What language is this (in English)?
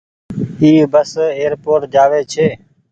Goaria